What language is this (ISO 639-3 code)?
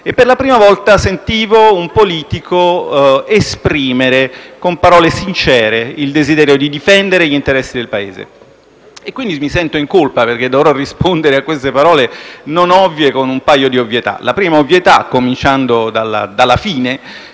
ita